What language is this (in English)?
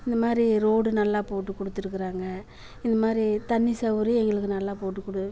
Tamil